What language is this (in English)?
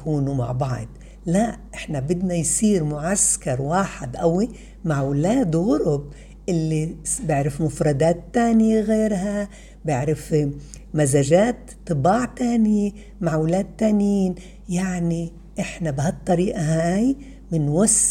Arabic